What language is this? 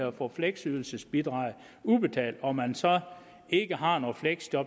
Danish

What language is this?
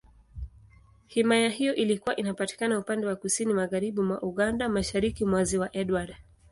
Swahili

